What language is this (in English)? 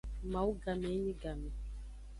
Aja (Benin)